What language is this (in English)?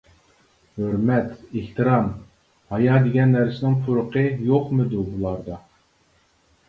Uyghur